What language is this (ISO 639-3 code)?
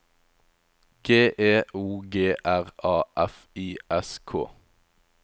nor